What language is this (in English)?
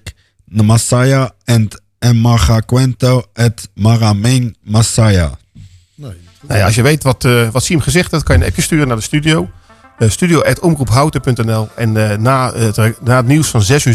Dutch